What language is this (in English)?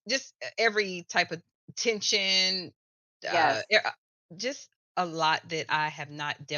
English